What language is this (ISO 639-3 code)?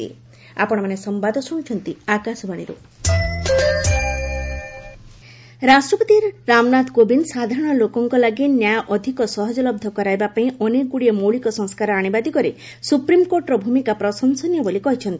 ori